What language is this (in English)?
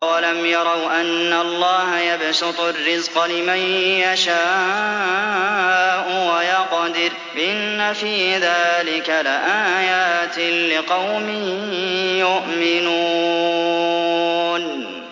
Arabic